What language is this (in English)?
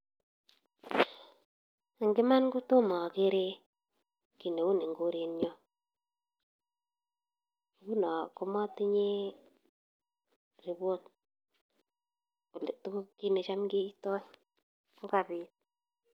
Kalenjin